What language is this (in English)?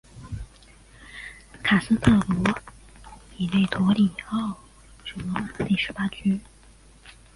Chinese